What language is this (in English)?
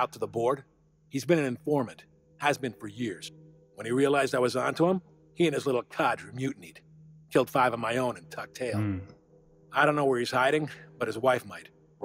English